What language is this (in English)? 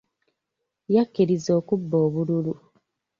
Ganda